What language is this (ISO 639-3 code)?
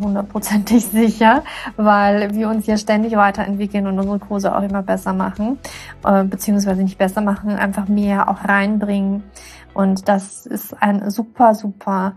deu